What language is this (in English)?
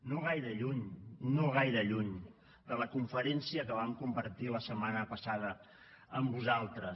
Catalan